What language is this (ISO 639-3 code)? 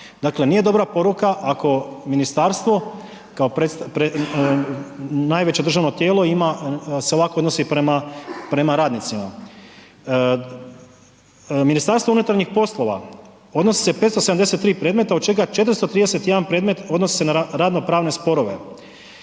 hrv